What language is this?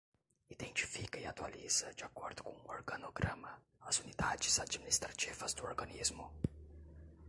Portuguese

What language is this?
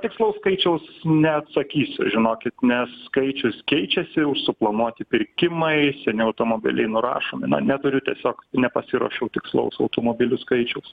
Lithuanian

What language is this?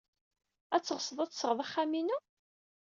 Kabyle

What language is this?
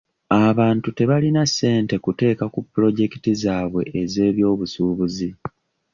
Ganda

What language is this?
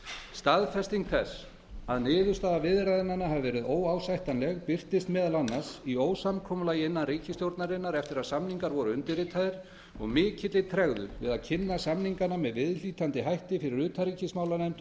Icelandic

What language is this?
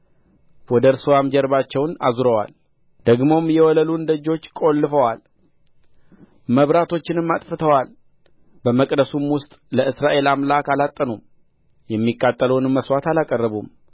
Amharic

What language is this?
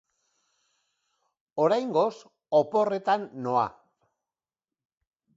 Basque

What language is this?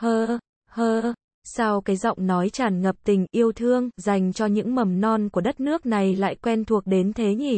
Vietnamese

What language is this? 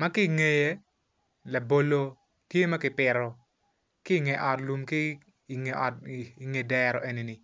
Acoli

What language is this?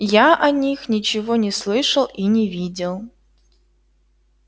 Russian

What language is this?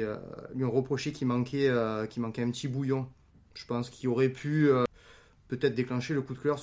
French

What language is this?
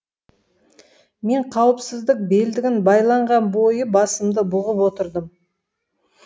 Kazakh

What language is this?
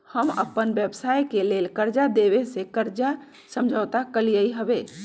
Magahi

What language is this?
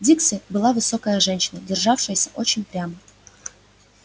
Russian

